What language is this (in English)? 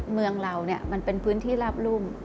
Thai